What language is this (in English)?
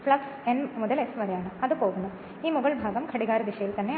Malayalam